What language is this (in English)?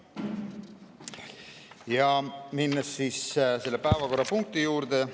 Estonian